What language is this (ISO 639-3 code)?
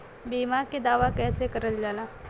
bho